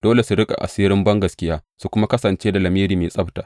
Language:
Hausa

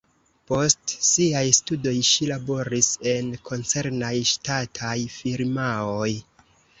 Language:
Esperanto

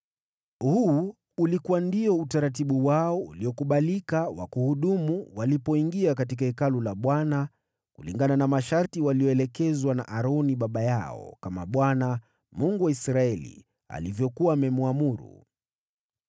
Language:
Swahili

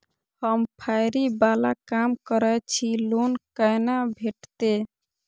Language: Maithili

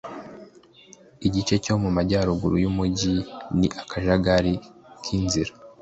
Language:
Kinyarwanda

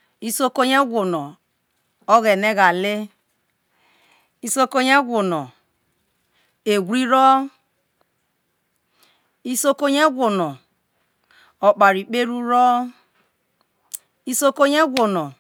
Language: Isoko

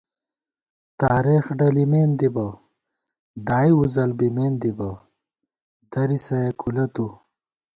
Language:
Gawar-Bati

